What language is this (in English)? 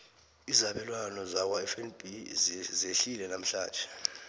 South Ndebele